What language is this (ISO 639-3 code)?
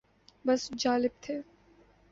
urd